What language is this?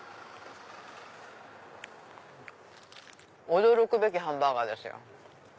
Japanese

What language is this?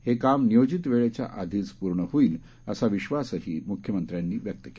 Marathi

